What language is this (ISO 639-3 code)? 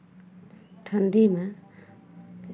mai